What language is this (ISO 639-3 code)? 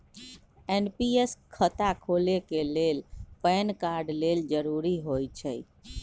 mag